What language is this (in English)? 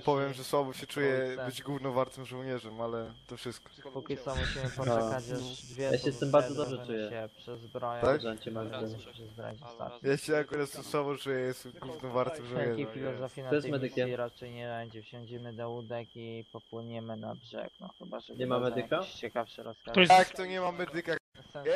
Polish